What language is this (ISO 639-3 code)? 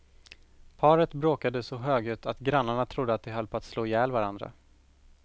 swe